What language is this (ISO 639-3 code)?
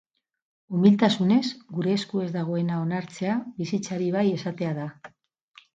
eus